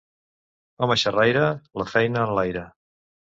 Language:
Catalan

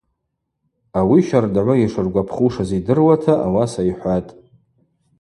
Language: Abaza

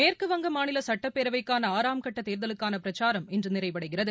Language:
Tamil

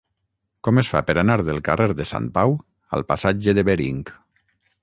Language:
Catalan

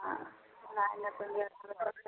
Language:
Odia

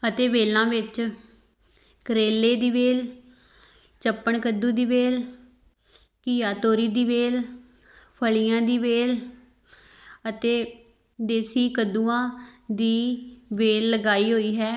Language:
Punjabi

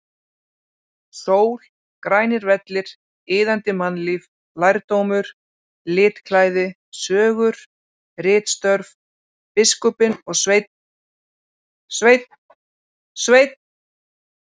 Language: Icelandic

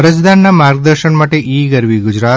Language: Gujarati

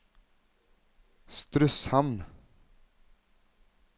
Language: Norwegian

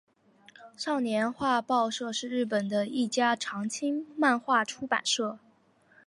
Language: Chinese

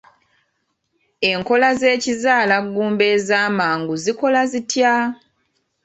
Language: Ganda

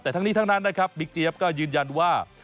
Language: Thai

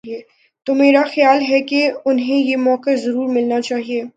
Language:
Urdu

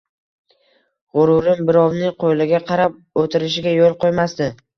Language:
Uzbek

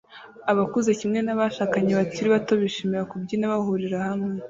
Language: Kinyarwanda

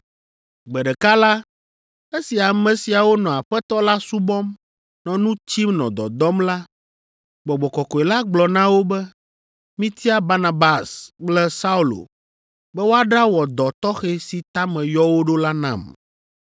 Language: Ewe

